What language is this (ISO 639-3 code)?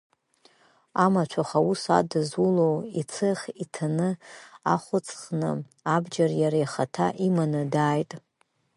abk